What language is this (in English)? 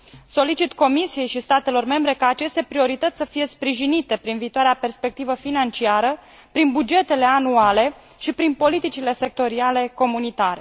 Romanian